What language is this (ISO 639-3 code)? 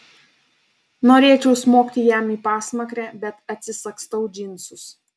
lit